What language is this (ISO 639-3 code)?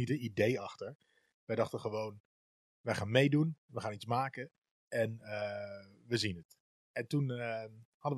nld